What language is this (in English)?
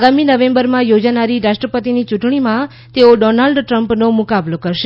Gujarati